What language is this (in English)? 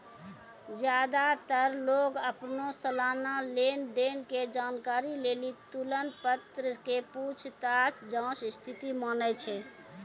Maithili